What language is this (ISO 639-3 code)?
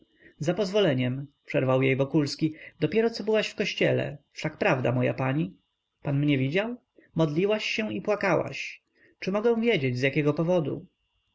pol